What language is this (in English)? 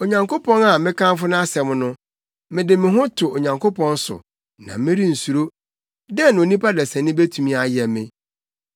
Akan